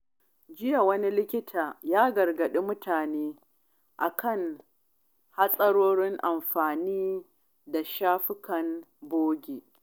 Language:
Hausa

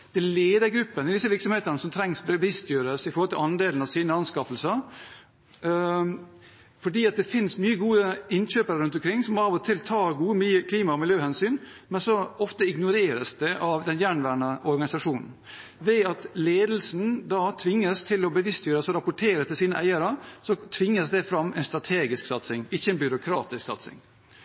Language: Norwegian Bokmål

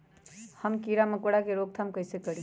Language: Magahi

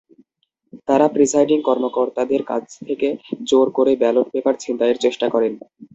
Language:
Bangla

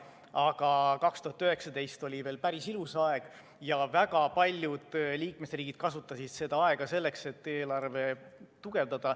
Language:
Estonian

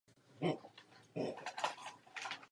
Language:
Czech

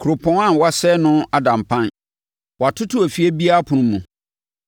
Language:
Akan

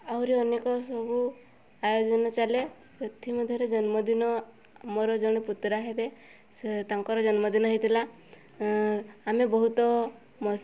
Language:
Odia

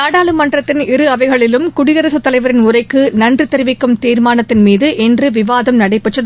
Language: Tamil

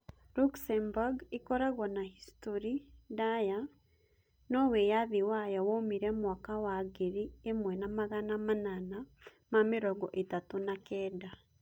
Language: Kikuyu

